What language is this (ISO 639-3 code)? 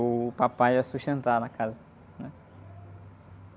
por